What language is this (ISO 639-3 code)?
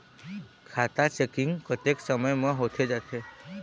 hne